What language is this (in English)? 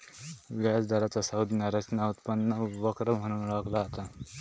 Marathi